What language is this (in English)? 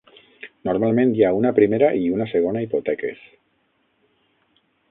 Catalan